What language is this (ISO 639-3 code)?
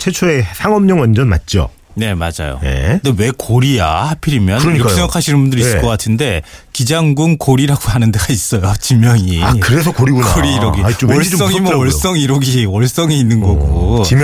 kor